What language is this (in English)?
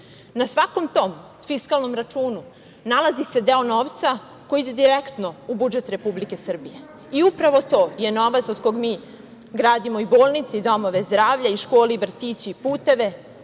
Serbian